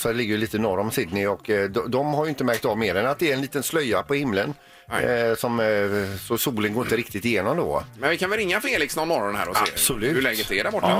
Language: Swedish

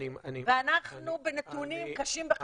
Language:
Hebrew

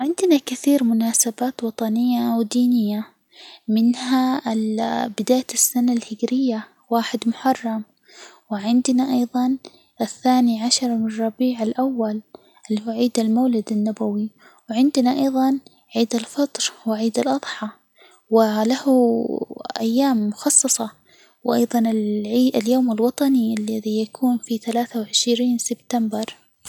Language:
Hijazi Arabic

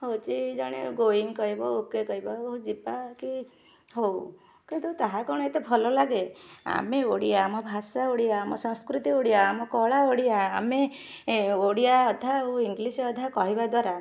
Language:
Odia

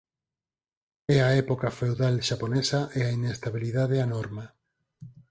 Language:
Galician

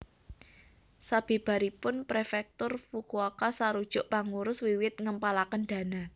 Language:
Javanese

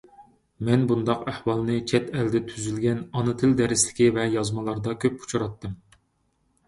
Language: Uyghur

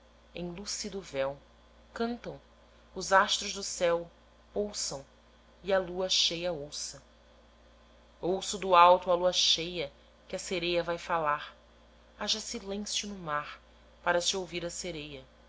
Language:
Portuguese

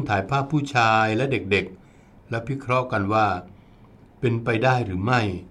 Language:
Thai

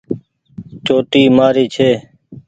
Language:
Goaria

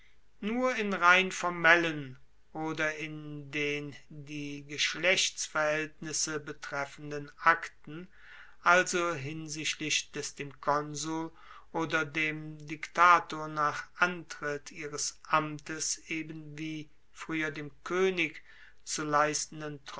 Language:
German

